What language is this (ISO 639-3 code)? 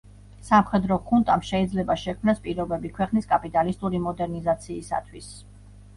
kat